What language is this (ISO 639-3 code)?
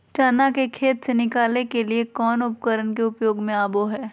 mag